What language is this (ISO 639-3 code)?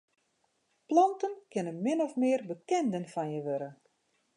fry